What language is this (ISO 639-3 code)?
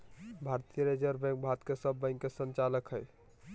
mag